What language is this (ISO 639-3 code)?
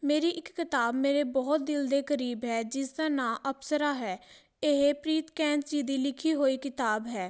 pan